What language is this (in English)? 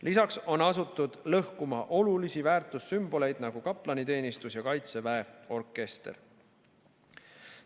Estonian